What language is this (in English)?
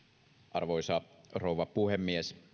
Finnish